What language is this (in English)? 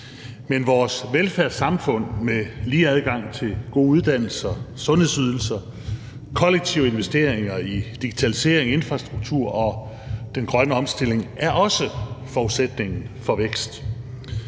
Danish